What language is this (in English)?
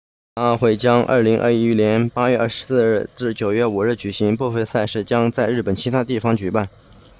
Chinese